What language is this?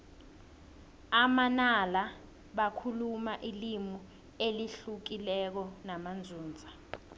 South Ndebele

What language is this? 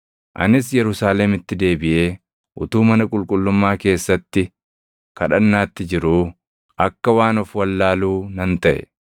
Oromo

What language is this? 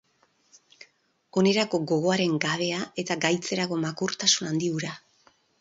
Basque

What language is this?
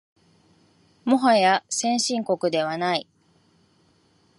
Japanese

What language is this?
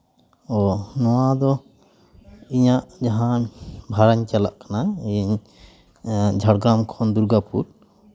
Santali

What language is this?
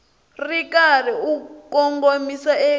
Tsonga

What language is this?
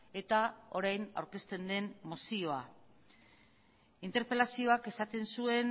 Basque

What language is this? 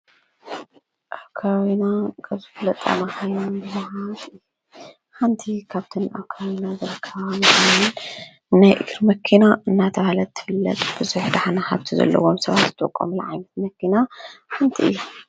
Tigrinya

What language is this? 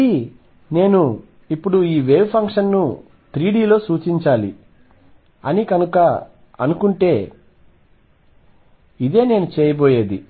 Telugu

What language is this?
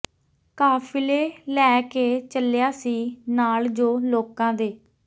Punjabi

